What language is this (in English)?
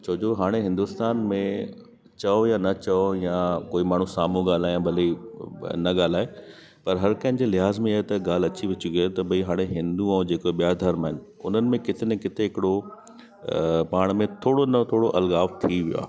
Sindhi